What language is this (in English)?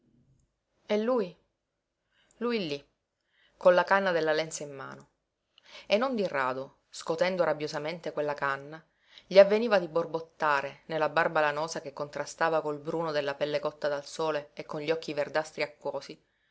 Italian